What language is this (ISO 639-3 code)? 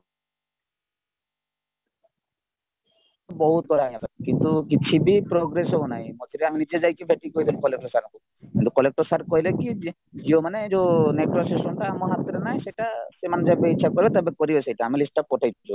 ori